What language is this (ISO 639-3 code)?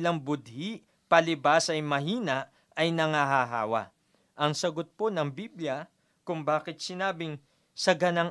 fil